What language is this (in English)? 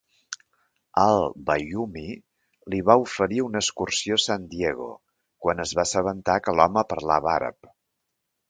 Catalan